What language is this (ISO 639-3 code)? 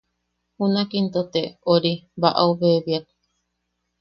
yaq